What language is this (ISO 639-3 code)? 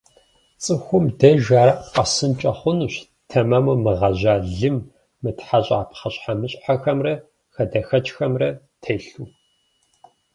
kbd